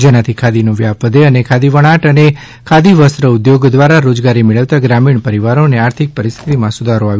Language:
Gujarati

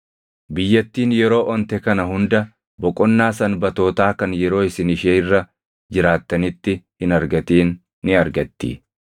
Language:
Oromo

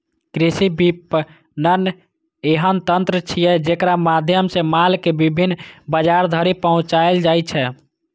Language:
Maithili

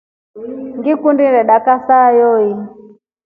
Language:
Rombo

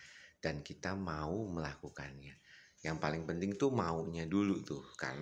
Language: Indonesian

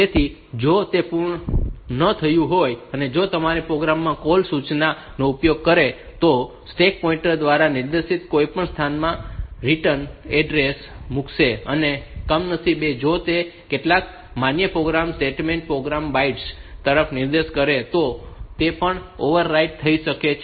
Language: Gujarati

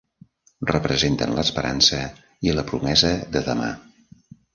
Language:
Catalan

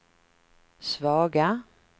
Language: Swedish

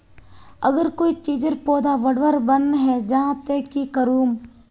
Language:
Magahi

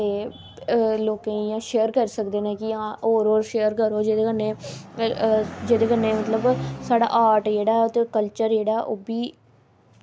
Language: Dogri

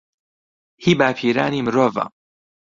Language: Central Kurdish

